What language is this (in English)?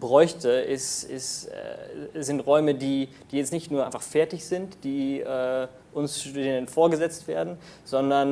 German